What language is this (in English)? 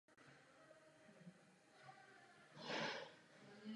Czech